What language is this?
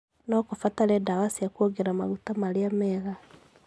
Kikuyu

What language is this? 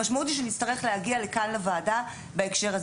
Hebrew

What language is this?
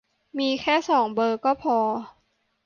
Thai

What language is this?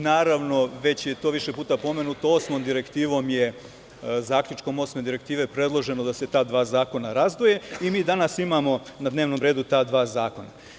Serbian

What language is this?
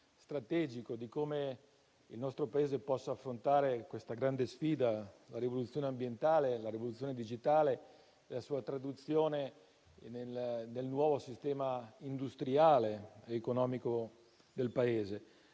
Italian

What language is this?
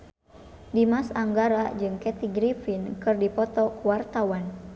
Sundanese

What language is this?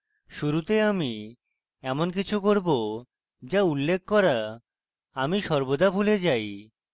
Bangla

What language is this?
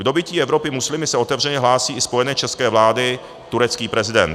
Czech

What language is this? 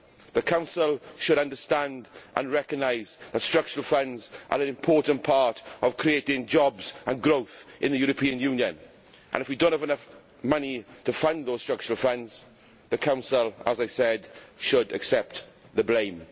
English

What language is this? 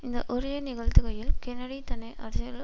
Tamil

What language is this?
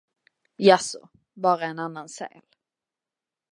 Swedish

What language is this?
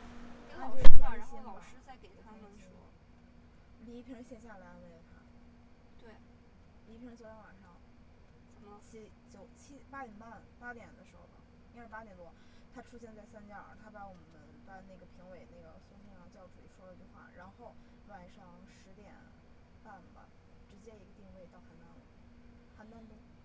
Chinese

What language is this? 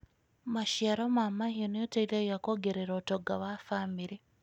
Kikuyu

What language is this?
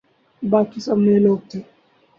Urdu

